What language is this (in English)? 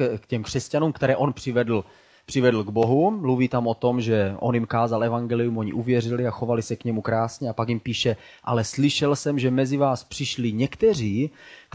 Czech